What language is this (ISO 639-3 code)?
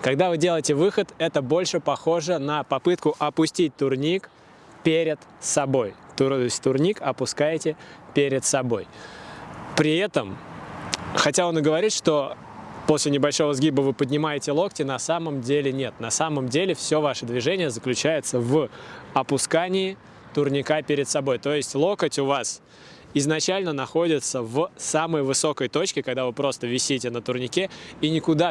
rus